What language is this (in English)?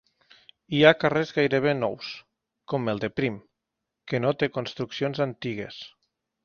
Catalan